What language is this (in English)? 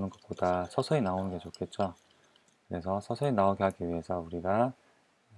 Korean